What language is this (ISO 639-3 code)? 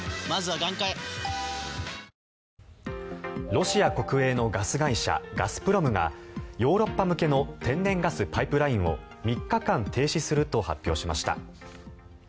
jpn